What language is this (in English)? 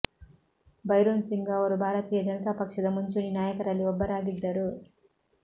Kannada